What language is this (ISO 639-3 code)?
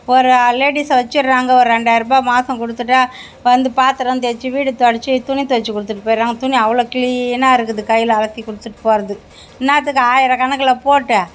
tam